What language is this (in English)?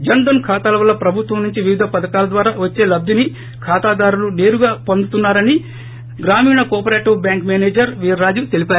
Telugu